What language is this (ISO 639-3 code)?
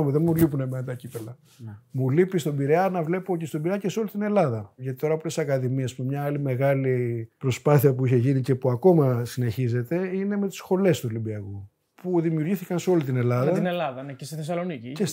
ell